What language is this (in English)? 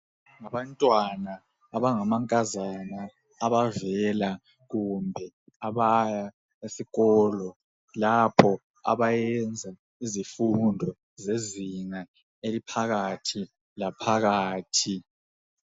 North Ndebele